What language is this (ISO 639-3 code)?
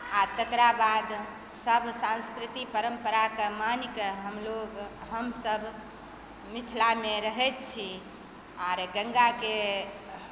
mai